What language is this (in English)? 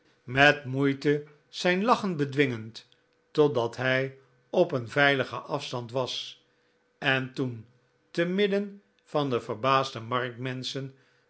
Dutch